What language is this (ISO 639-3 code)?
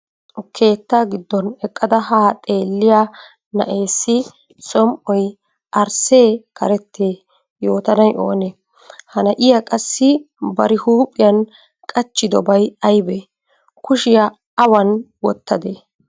wal